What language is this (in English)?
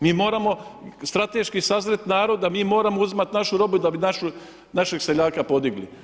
Croatian